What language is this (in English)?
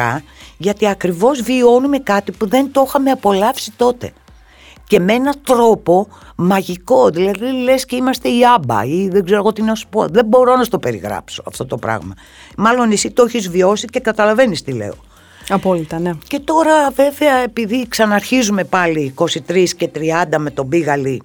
Greek